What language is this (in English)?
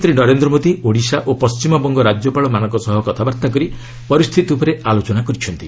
Odia